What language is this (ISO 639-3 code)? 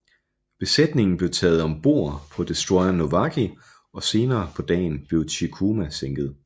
dan